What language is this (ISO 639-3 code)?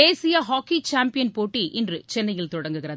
tam